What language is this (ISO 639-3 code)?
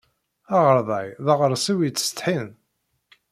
kab